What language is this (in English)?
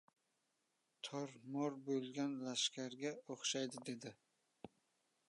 Uzbek